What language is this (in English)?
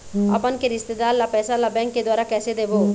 Chhattisgarhi